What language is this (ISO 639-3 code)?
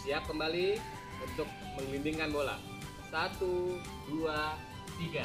ind